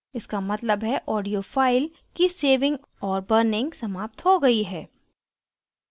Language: Hindi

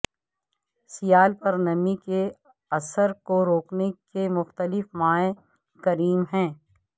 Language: Urdu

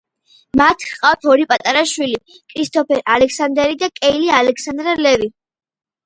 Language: Georgian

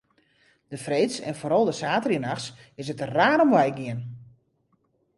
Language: Western Frisian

